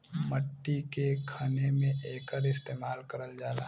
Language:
Bhojpuri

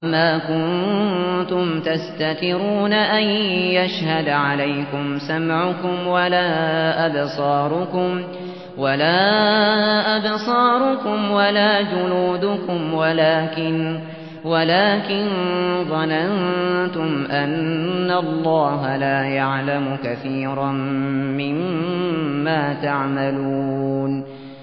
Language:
Arabic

